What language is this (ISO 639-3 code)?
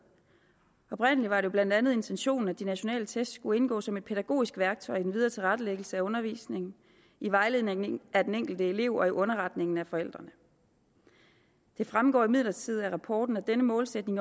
dan